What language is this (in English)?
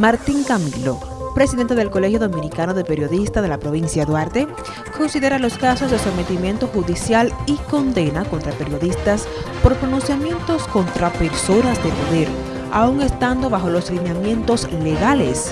Spanish